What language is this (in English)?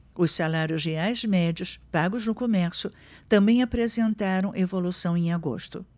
Portuguese